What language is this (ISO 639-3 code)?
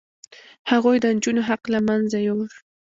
pus